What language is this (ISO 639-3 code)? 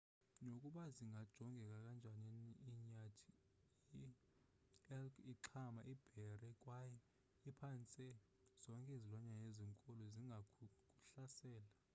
xho